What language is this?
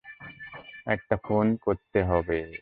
Bangla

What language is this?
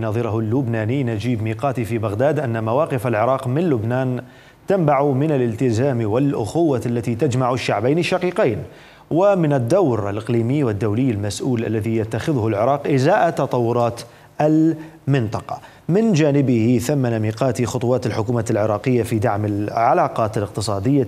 Arabic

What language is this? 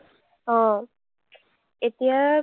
Assamese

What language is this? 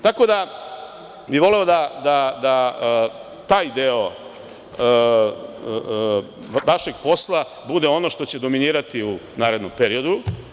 Serbian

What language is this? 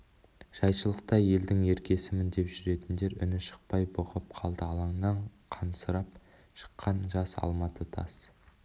Kazakh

